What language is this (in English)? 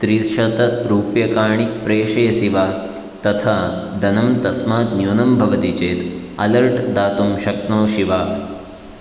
Sanskrit